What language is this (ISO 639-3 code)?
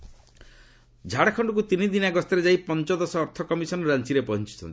ori